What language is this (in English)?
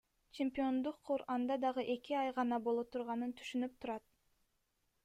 Kyrgyz